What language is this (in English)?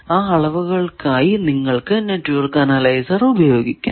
Malayalam